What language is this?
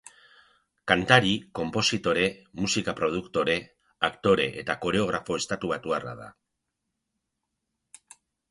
Basque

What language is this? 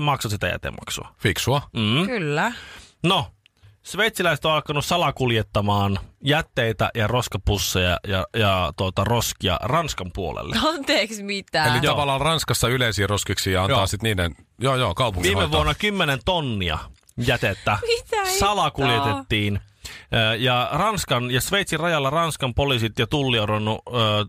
Finnish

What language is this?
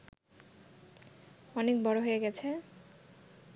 Bangla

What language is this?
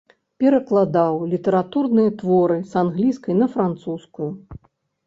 Belarusian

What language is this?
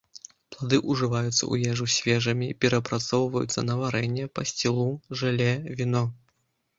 Belarusian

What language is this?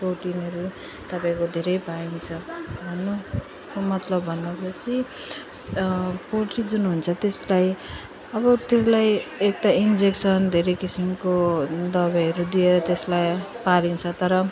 Nepali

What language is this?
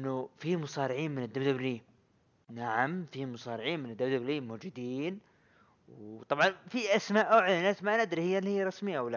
Arabic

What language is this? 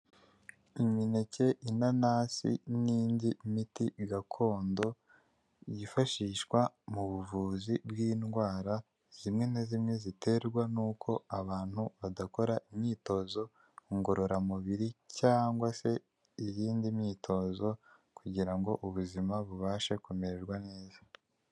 Kinyarwanda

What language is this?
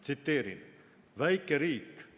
Estonian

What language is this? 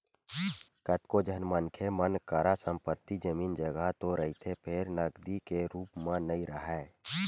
Chhattisgarhi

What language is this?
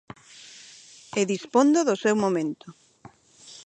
Galician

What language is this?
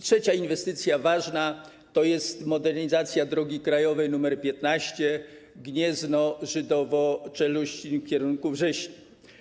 Polish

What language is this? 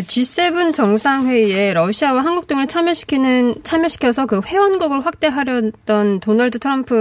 Korean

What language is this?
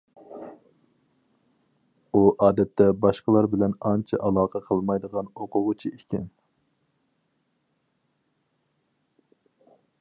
Uyghur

